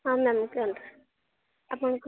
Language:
Odia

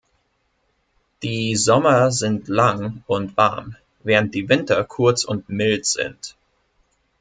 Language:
German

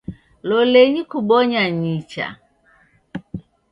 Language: Taita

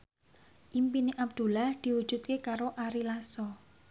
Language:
Javanese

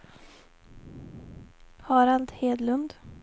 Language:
Swedish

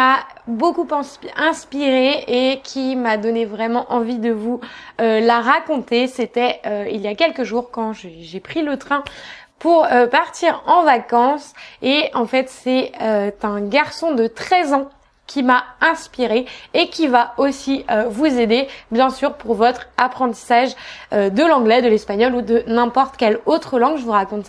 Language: French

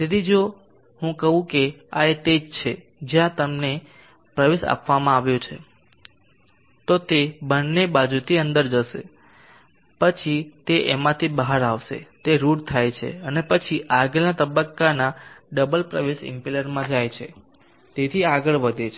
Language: Gujarati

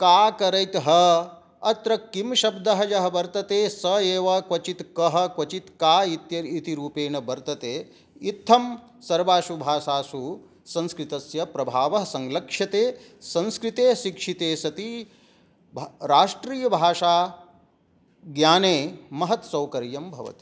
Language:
Sanskrit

